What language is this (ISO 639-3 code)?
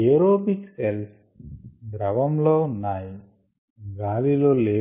tel